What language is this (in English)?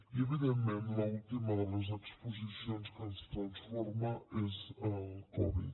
Catalan